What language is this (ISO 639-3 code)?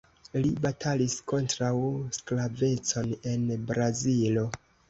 epo